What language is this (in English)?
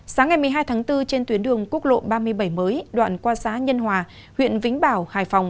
Vietnamese